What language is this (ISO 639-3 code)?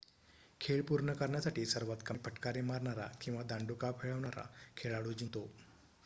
mar